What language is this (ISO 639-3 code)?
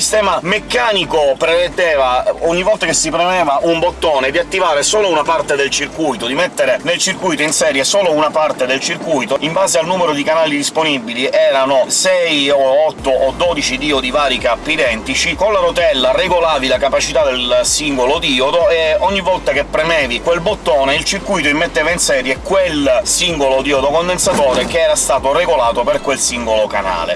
ita